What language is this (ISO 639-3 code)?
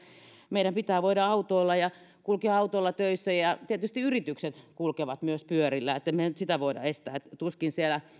fin